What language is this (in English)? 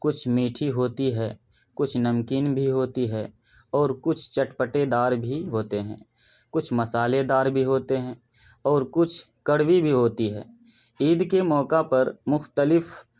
Urdu